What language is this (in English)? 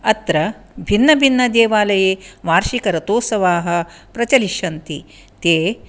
Sanskrit